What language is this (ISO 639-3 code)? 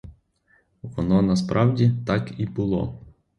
ukr